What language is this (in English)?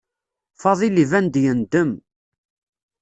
Kabyle